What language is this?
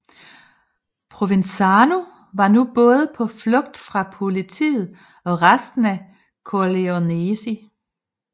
Danish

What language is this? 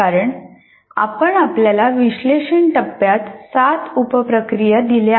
Marathi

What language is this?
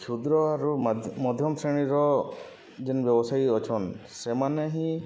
Odia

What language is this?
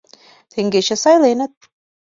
Mari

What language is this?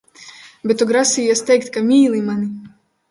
Latvian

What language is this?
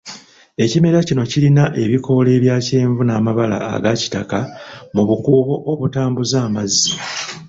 Ganda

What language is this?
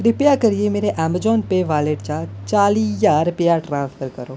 Dogri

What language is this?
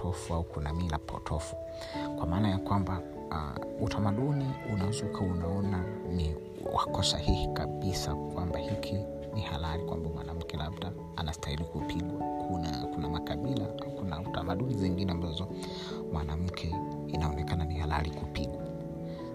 Swahili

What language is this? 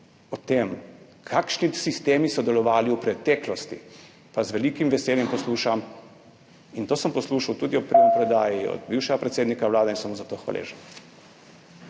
Slovenian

